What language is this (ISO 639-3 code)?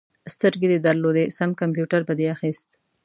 pus